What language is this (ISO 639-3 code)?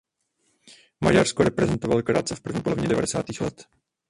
ces